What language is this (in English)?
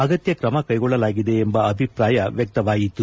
Kannada